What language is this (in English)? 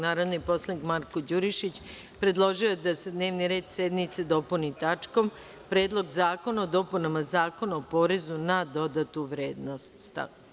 Serbian